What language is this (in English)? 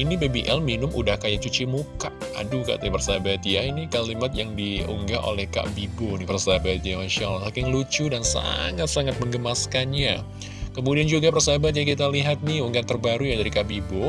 Indonesian